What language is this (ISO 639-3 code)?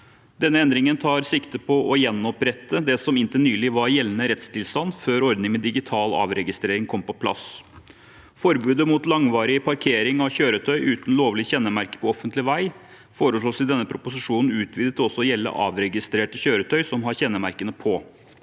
nor